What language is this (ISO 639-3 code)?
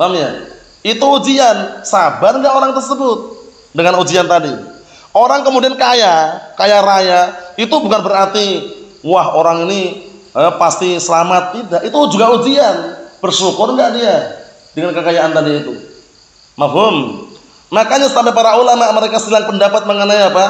ind